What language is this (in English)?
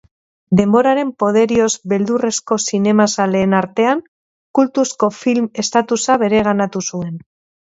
Basque